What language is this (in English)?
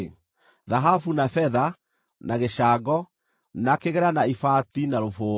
Kikuyu